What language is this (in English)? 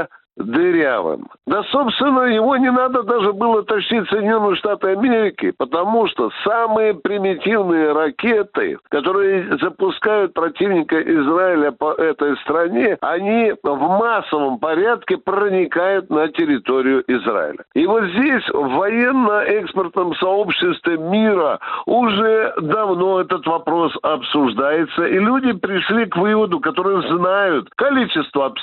Russian